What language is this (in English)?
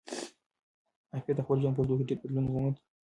Pashto